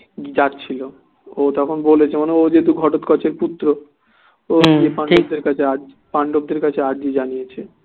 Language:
Bangla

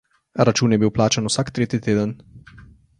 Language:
Slovenian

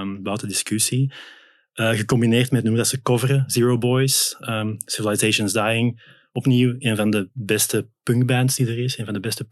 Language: Dutch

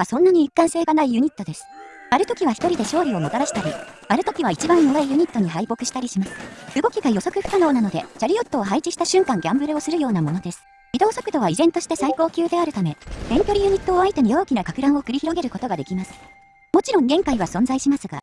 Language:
Japanese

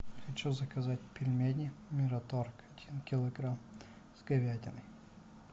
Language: Russian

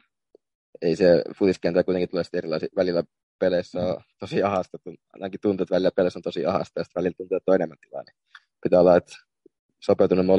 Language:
Finnish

